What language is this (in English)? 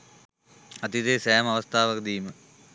Sinhala